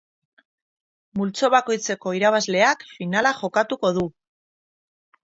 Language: Basque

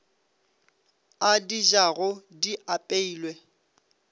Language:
Northern Sotho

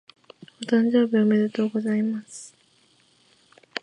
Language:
Japanese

